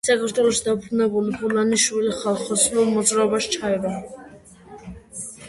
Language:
Georgian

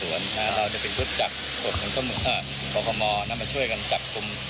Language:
Thai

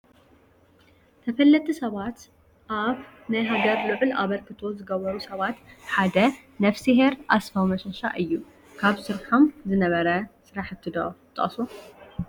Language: Tigrinya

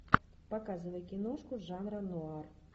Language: Russian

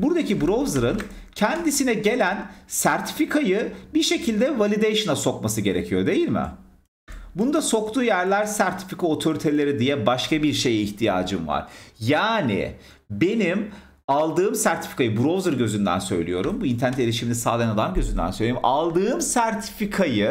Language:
Turkish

